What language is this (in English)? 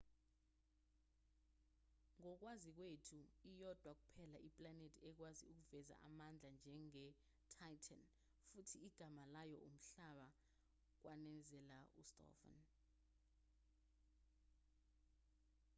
Zulu